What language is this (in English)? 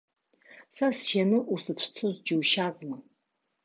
Abkhazian